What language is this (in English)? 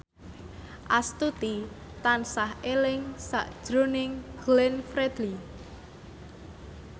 Javanese